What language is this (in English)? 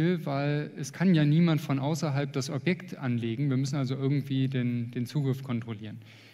German